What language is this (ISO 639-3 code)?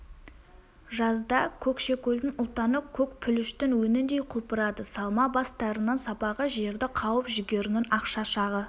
kaz